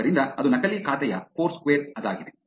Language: Kannada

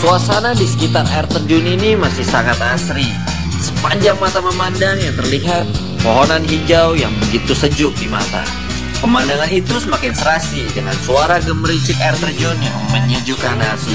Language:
Indonesian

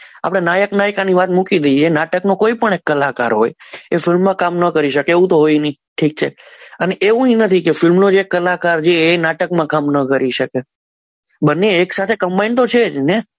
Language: Gujarati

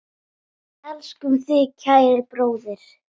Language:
Icelandic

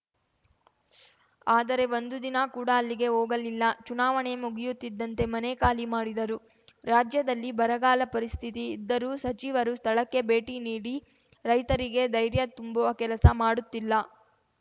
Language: Kannada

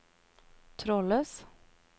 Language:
Norwegian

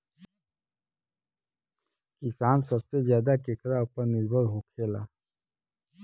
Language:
Bhojpuri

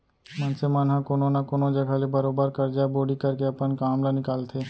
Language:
Chhattisgarhi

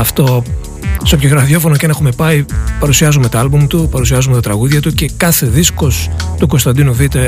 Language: Greek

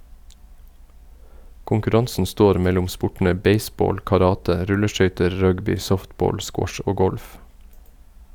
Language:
Norwegian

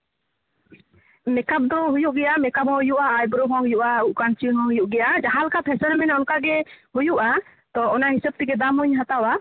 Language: Santali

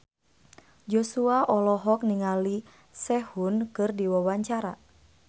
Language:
Sundanese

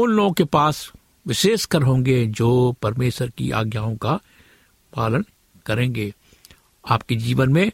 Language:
Hindi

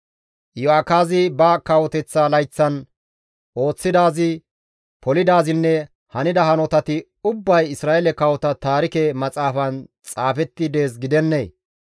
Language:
Gamo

